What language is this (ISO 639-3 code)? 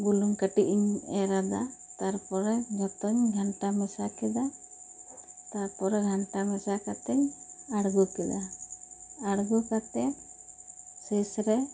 sat